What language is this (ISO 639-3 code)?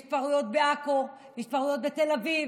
heb